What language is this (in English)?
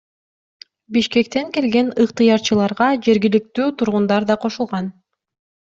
Kyrgyz